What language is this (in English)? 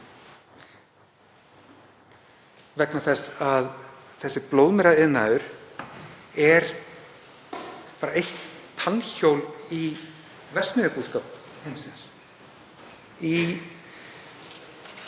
Icelandic